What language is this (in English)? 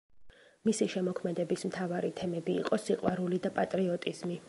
Georgian